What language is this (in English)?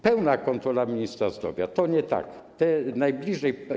Polish